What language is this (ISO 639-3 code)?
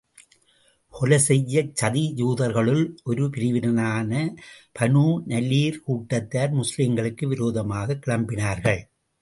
tam